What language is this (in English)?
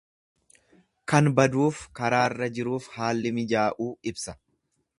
Oromo